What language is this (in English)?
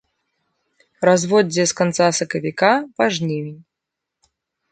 Belarusian